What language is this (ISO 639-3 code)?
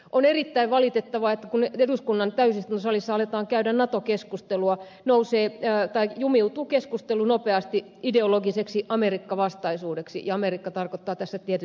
fin